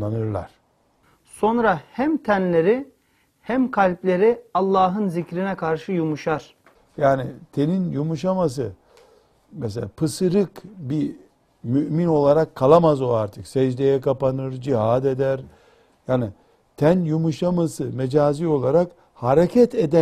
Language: Turkish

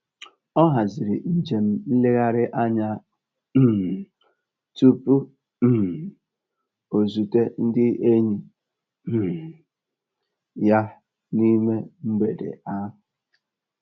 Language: Igbo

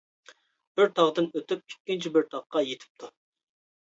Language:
Uyghur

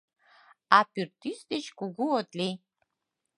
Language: Mari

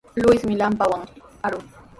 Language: Sihuas Ancash Quechua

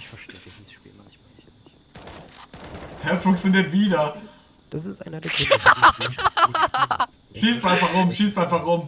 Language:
German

